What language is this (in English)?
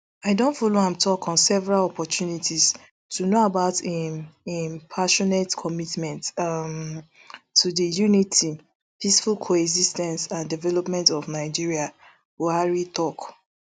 Nigerian Pidgin